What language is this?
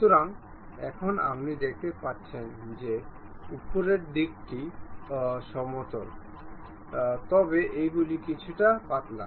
Bangla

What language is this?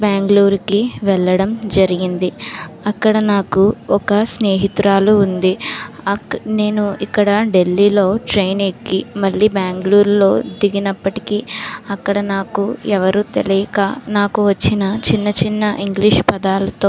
Telugu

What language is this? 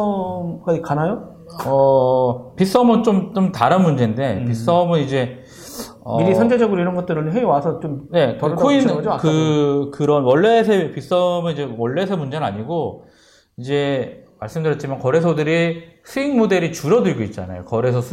Korean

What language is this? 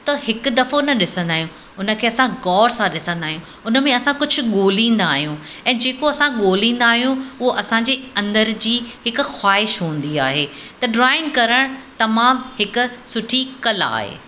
Sindhi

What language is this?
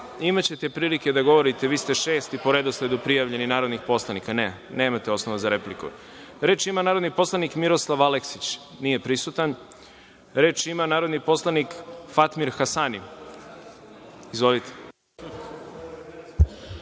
Serbian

